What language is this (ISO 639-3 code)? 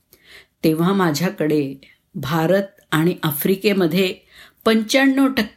mar